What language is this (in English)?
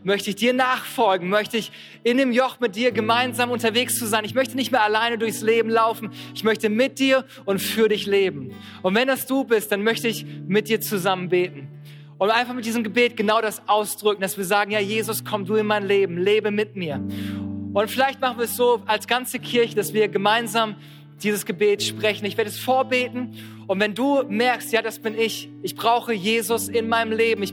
German